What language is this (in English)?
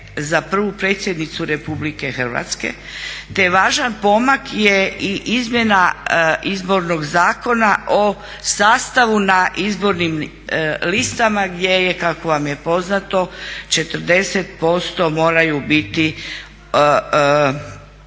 Croatian